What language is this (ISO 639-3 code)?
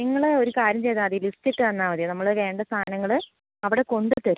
mal